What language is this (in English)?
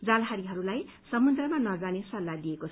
Nepali